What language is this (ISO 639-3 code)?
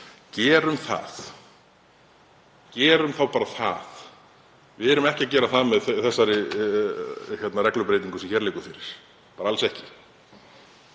isl